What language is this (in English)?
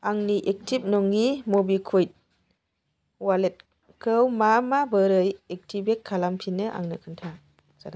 Bodo